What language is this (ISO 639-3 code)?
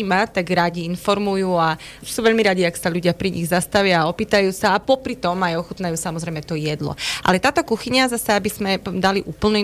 slk